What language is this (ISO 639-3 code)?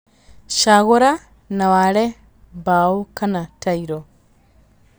kik